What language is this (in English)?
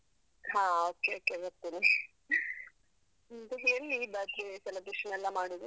Kannada